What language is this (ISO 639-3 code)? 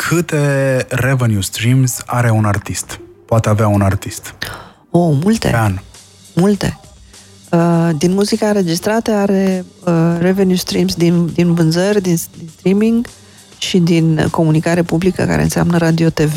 ron